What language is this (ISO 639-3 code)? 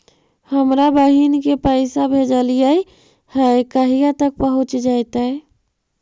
mag